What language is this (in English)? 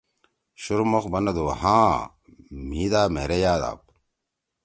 Torwali